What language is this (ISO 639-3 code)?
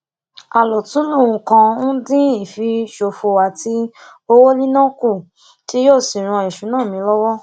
yor